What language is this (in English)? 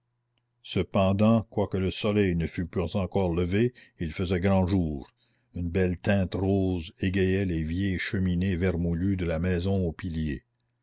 French